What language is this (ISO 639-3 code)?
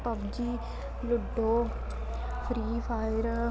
doi